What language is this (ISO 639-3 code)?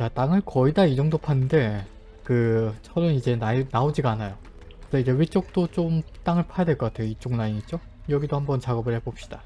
kor